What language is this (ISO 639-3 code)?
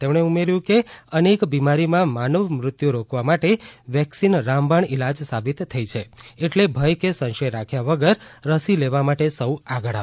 guj